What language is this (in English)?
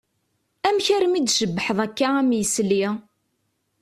Kabyle